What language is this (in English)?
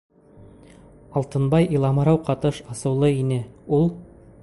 Bashkir